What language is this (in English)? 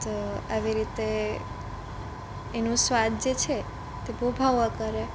Gujarati